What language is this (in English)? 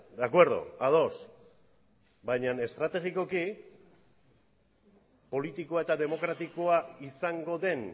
Basque